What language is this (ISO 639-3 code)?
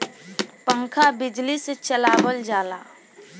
bho